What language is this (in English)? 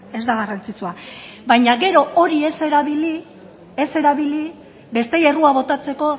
Basque